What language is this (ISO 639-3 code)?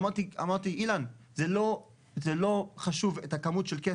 heb